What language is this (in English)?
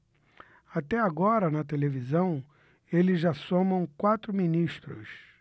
Portuguese